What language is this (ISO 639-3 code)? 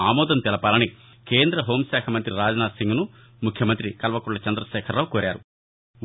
tel